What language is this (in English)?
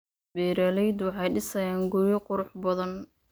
Somali